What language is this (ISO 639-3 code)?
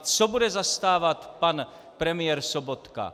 ces